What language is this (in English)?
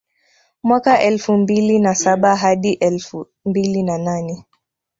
Swahili